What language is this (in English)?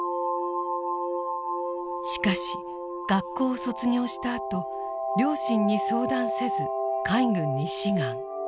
Japanese